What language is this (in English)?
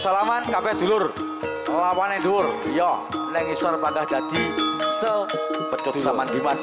Indonesian